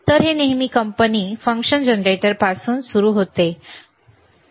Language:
Marathi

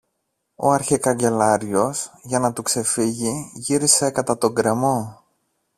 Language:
Greek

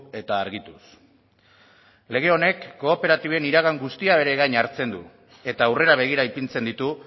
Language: Basque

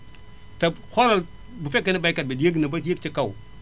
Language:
Wolof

